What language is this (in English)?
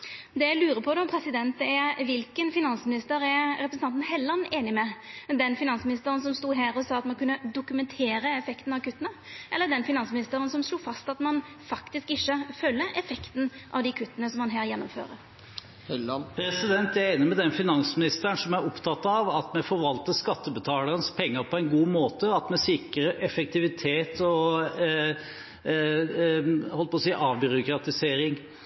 Norwegian